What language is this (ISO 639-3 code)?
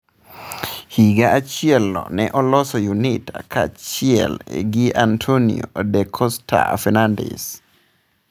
luo